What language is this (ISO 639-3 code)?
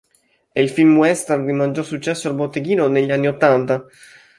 ita